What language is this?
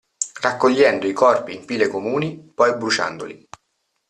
Italian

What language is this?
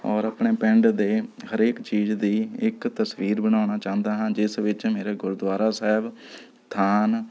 Punjabi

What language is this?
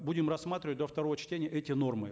Kazakh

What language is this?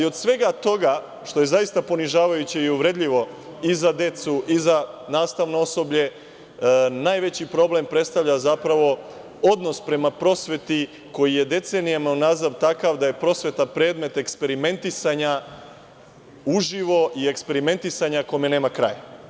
Serbian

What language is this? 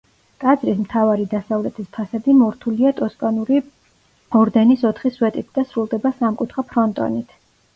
Georgian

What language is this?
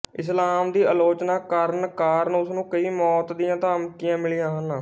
Punjabi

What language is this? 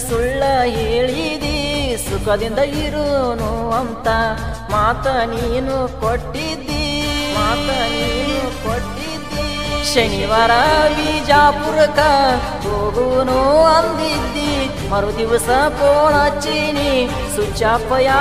Romanian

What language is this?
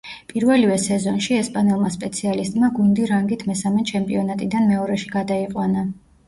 Georgian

